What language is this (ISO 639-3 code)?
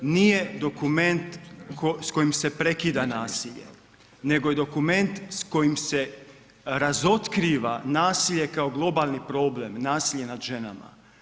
hrv